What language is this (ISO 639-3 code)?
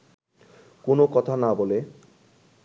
ben